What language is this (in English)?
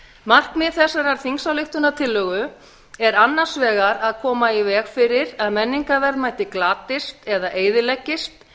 Icelandic